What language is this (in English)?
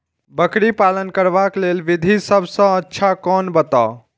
Maithili